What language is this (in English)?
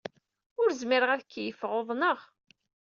Kabyle